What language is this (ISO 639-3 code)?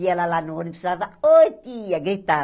por